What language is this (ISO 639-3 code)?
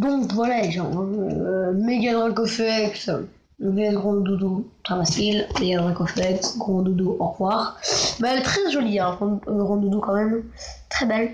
fra